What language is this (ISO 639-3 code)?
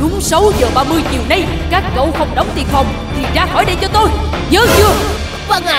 vie